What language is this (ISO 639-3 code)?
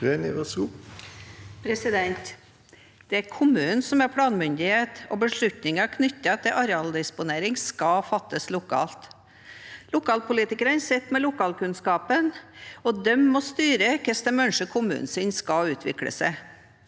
nor